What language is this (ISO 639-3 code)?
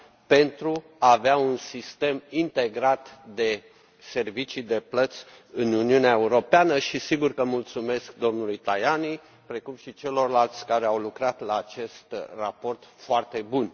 ron